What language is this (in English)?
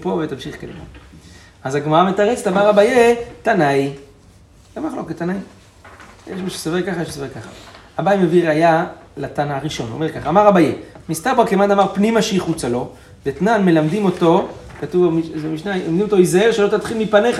Hebrew